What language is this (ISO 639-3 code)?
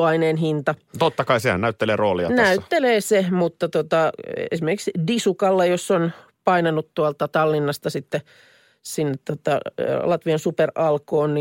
fin